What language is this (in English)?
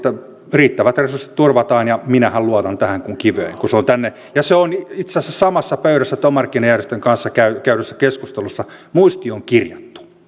Finnish